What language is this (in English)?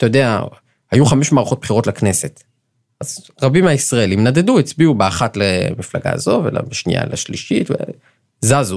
Hebrew